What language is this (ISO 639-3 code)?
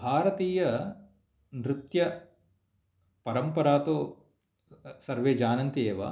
san